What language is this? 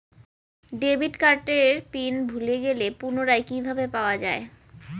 Bangla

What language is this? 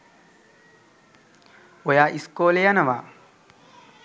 Sinhala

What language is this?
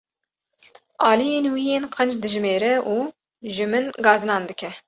Kurdish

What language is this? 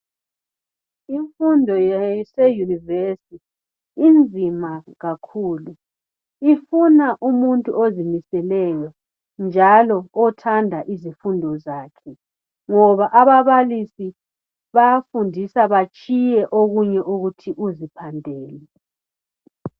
North Ndebele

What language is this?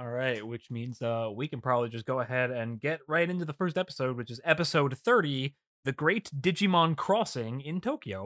English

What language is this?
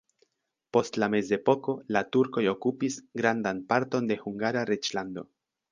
Esperanto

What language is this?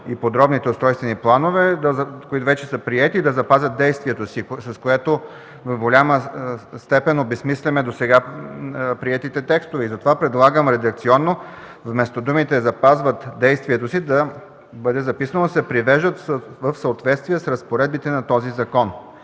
Bulgarian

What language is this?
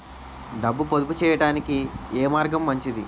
Telugu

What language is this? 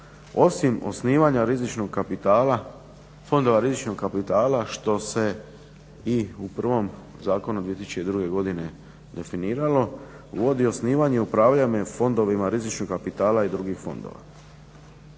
Croatian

